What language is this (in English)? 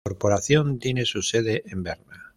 Spanish